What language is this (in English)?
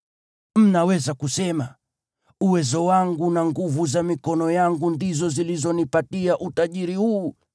Swahili